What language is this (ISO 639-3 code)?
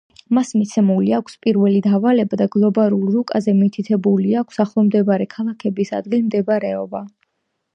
kat